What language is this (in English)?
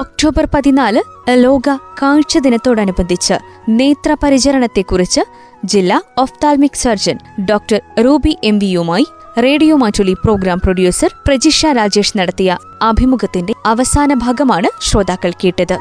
Malayalam